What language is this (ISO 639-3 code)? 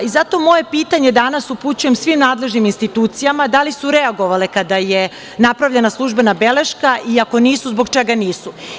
srp